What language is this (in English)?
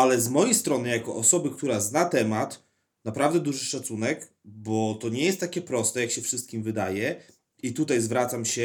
Polish